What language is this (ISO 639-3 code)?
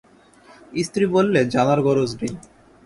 ben